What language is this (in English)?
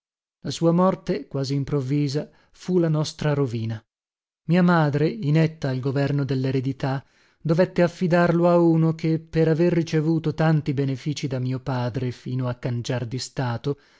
Italian